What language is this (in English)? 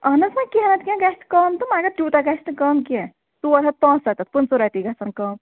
Kashmiri